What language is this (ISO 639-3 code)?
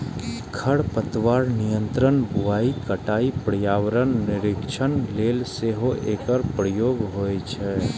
mai